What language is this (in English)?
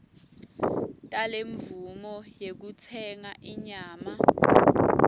Swati